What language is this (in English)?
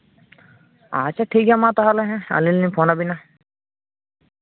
Santali